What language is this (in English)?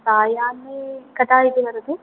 Sanskrit